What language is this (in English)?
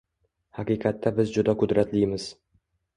Uzbek